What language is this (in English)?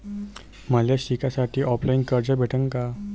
Marathi